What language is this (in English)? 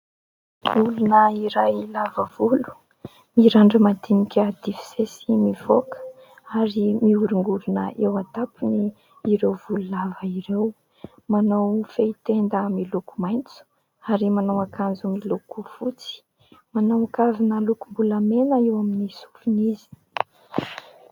Malagasy